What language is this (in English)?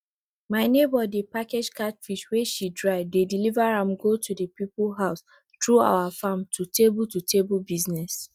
Nigerian Pidgin